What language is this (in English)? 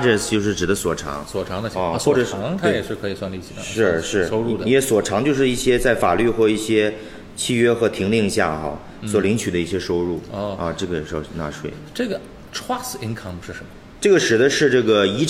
Chinese